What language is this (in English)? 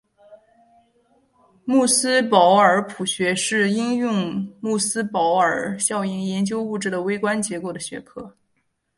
Chinese